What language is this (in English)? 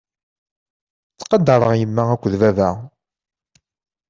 Kabyle